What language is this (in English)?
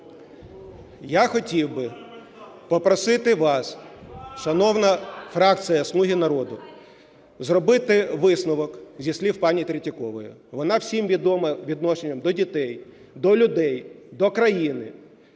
Ukrainian